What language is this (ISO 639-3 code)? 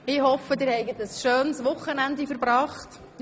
gsw